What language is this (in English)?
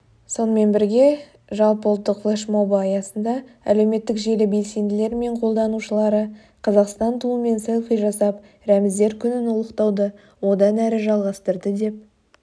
Kazakh